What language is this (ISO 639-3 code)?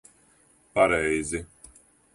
lav